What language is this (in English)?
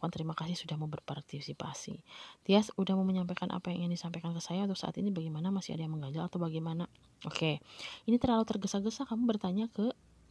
Indonesian